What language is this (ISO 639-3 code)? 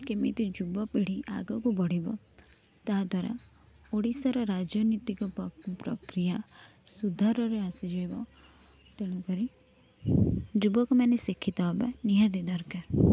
ori